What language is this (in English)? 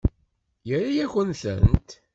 Kabyle